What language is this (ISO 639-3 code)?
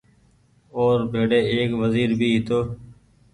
gig